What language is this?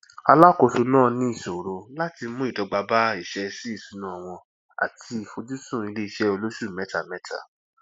Yoruba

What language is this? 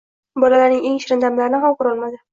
Uzbek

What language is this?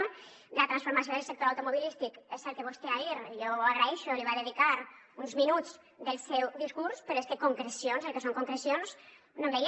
Catalan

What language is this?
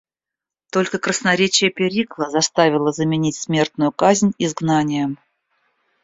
Russian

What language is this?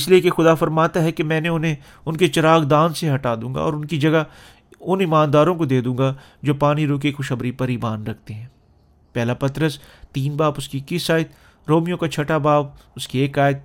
Urdu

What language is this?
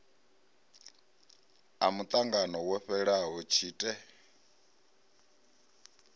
Venda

